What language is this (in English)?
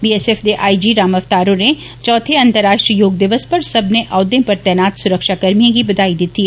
Dogri